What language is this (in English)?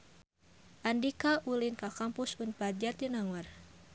Sundanese